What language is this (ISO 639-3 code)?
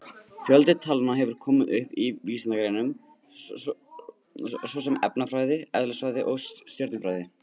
isl